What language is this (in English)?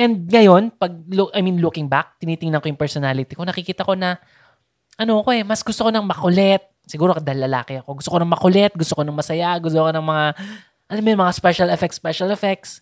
Filipino